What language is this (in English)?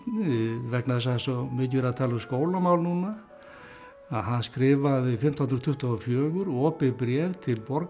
Icelandic